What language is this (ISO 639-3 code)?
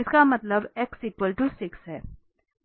hin